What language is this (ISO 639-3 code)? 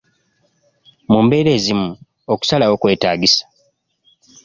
lug